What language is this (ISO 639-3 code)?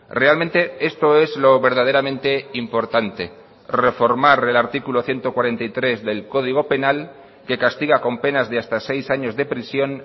spa